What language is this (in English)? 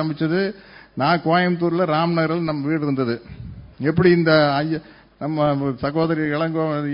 Tamil